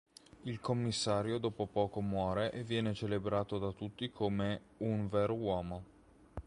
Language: Italian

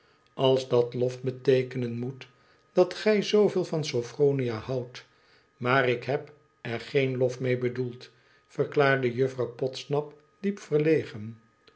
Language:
Dutch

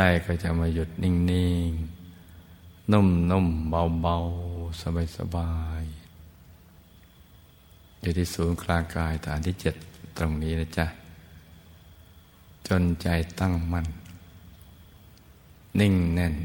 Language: Thai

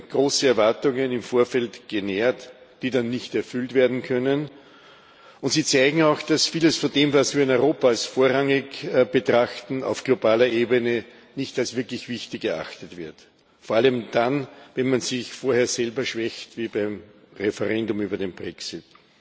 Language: German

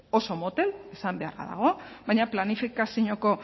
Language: Basque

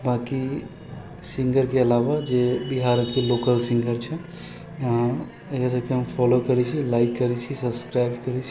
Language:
Maithili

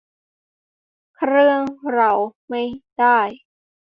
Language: Thai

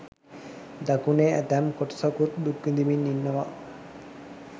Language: Sinhala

